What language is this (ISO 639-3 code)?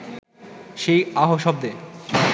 ben